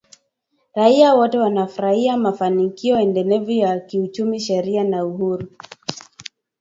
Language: Swahili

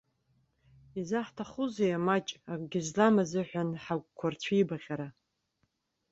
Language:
Abkhazian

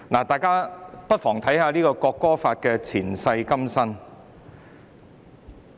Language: Cantonese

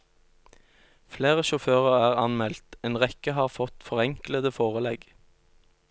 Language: Norwegian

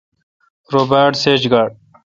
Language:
Kalkoti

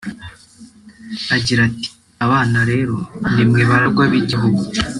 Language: Kinyarwanda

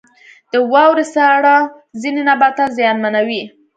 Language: Pashto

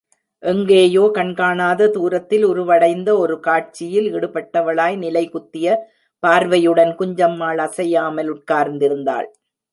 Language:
Tamil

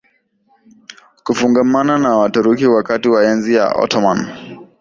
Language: Swahili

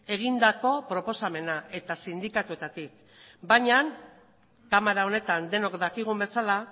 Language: Basque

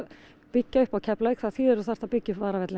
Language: Icelandic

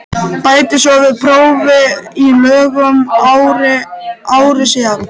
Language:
Icelandic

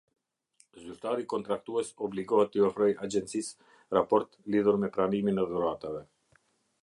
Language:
Albanian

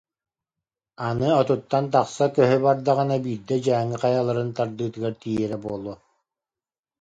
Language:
Yakut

